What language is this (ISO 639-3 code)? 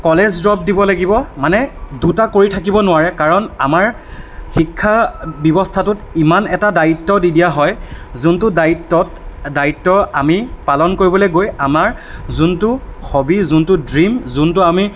asm